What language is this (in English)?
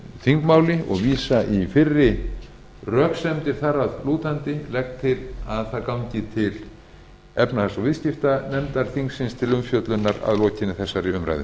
Icelandic